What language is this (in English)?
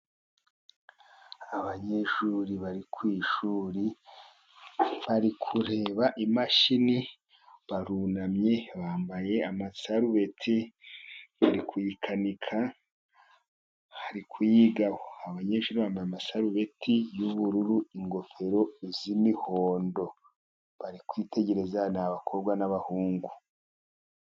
Kinyarwanda